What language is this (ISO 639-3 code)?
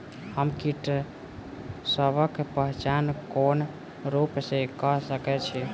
mai